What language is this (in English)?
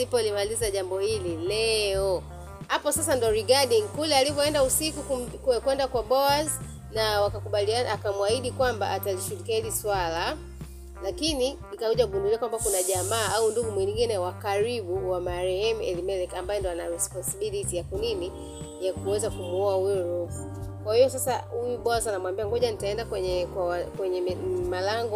Swahili